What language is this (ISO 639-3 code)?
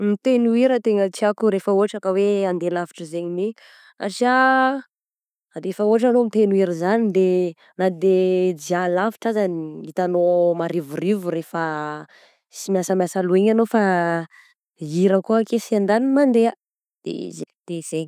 bzc